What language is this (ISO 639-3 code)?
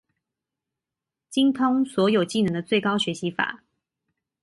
zho